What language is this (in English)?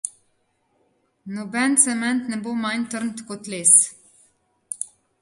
Slovenian